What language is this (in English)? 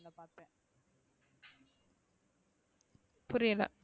Tamil